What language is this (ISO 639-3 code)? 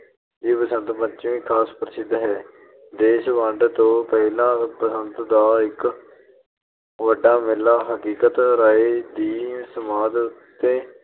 pan